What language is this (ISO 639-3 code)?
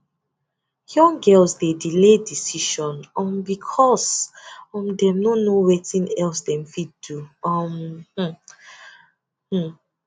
pcm